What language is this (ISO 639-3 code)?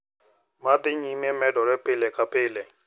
luo